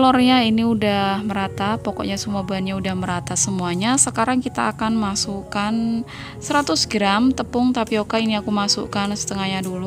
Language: Indonesian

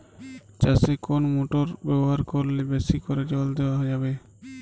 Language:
Bangla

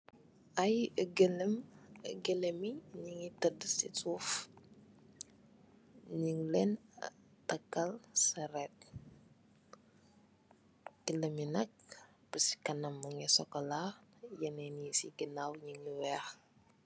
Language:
Wolof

